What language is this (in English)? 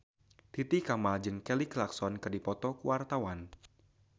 Sundanese